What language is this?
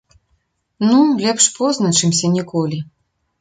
Belarusian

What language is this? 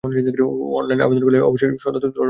Bangla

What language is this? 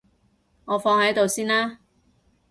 Cantonese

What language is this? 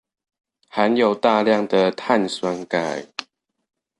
Chinese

